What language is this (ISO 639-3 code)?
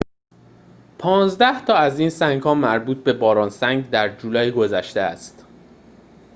fas